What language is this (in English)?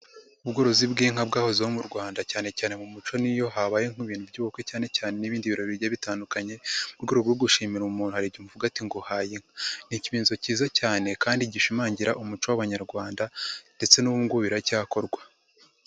Kinyarwanda